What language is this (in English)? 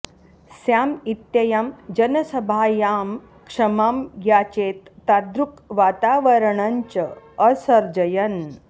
Sanskrit